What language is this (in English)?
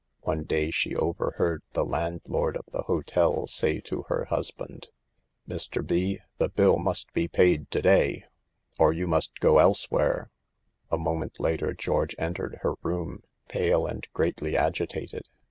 English